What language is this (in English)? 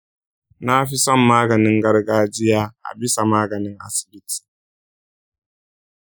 Hausa